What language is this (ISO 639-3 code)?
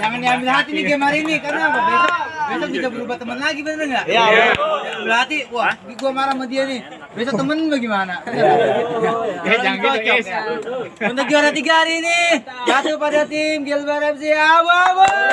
ind